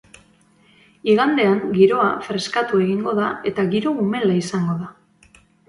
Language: Basque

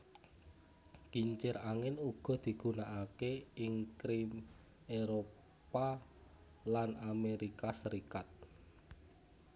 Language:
Javanese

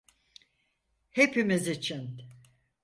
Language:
Turkish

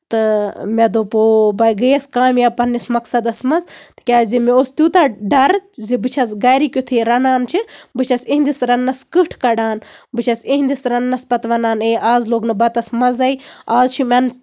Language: Kashmiri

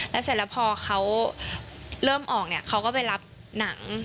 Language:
Thai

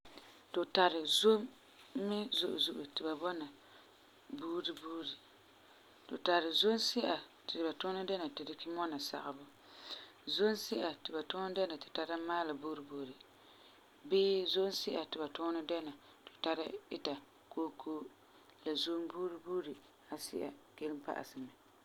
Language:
Frafra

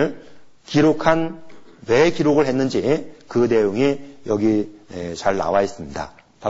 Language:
Korean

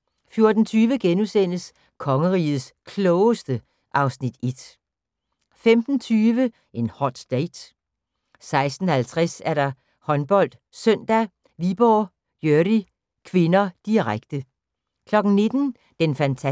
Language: Danish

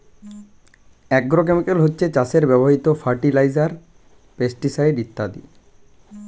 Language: Bangla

